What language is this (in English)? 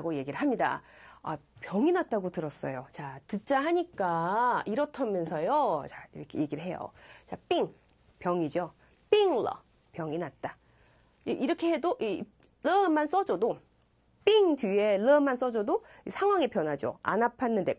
Korean